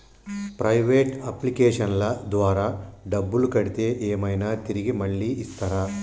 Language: Telugu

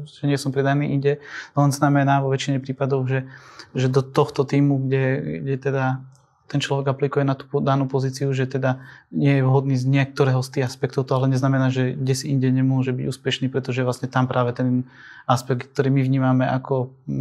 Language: Slovak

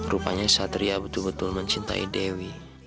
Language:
Indonesian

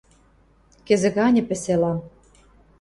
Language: Western Mari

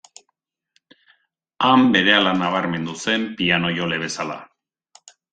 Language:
Basque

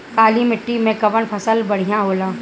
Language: Bhojpuri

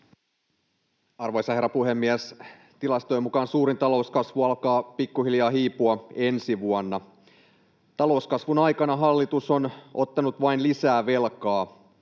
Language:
Finnish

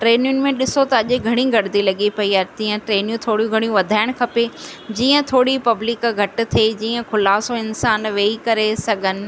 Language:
Sindhi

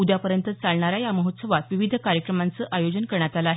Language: Marathi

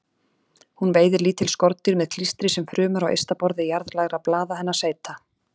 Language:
Icelandic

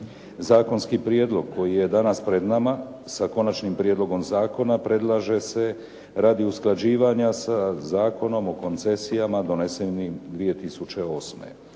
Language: Croatian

